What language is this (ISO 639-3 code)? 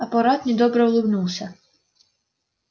rus